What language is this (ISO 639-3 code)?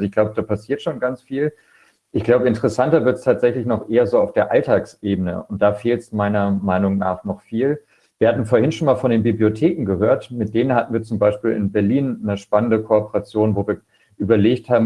deu